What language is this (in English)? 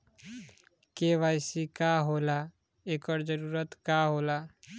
Bhojpuri